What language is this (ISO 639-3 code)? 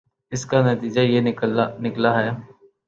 urd